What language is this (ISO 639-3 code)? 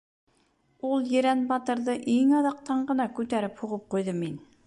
bak